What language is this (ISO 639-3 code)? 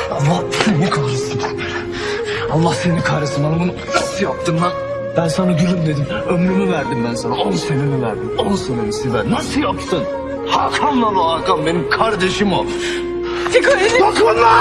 tur